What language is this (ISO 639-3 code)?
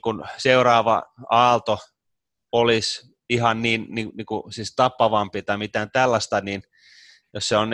fin